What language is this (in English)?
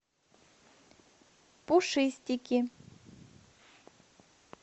Russian